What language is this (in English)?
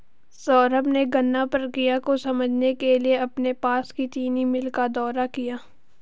Hindi